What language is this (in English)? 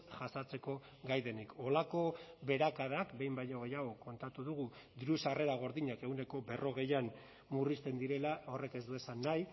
Basque